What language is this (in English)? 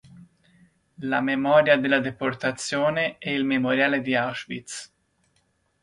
Italian